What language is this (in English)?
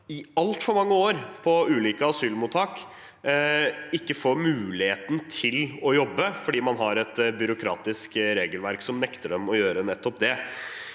Norwegian